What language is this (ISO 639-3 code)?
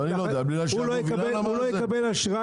heb